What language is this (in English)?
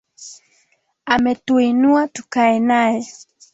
Swahili